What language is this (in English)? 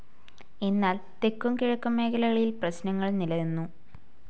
Malayalam